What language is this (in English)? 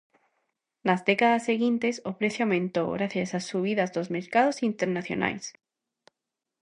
Galician